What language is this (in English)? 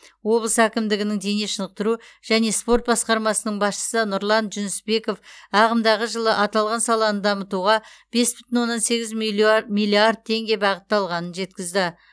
Kazakh